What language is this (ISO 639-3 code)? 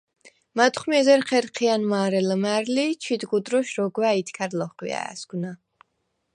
sva